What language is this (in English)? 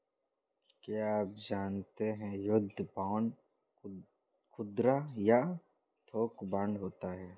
Hindi